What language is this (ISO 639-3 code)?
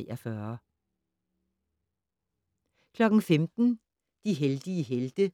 dan